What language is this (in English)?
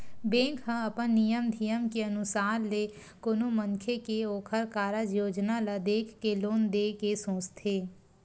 Chhattisgarhi